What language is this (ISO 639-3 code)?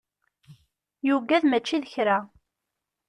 kab